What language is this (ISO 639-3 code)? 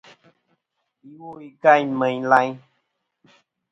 bkm